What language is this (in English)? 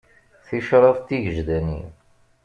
Kabyle